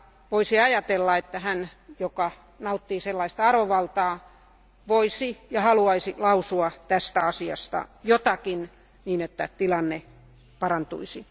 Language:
Finnish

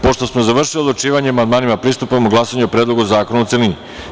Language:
Serbian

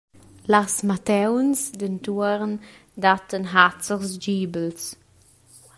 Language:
Romansh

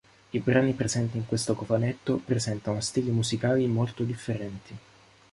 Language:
Italian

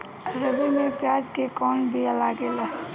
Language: Bhojpuri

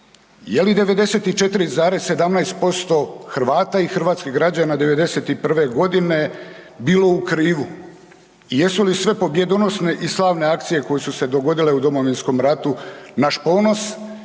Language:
Croatian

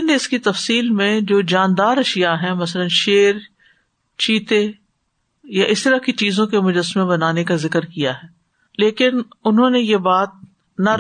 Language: Urdu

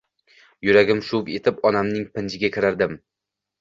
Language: Uzbek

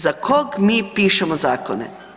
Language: Croatian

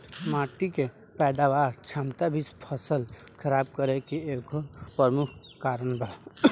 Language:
Bhojpuri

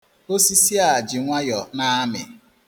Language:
Igbo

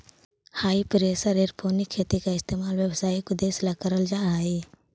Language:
Magahi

